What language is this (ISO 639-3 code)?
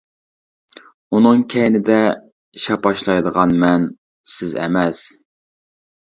uig